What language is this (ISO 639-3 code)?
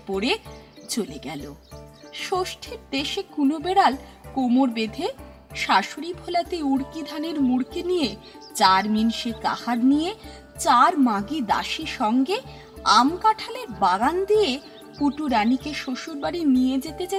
ben